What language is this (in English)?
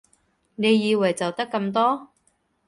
Cantonese